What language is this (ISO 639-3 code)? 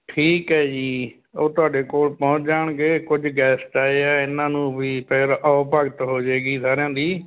pan